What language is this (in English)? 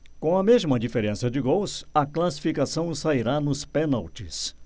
Portuguese